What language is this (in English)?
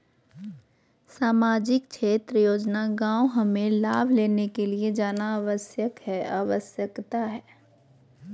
Magahi